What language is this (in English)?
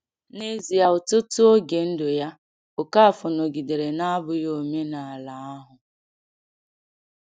Igbo